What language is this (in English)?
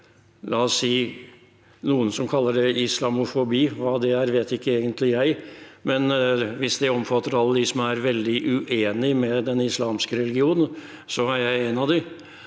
Norwegian